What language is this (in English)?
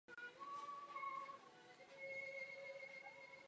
Czech